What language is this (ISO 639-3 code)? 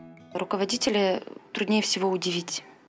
kaz